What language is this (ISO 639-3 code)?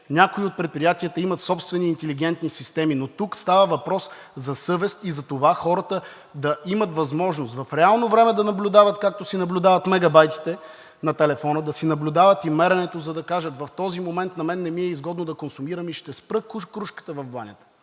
bul